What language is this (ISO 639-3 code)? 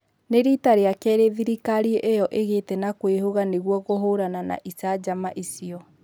kik